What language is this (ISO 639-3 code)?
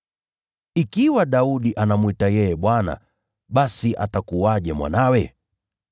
swa